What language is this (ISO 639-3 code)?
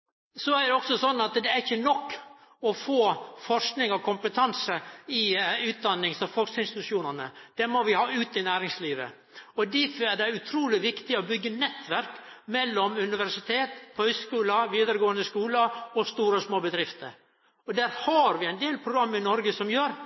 nno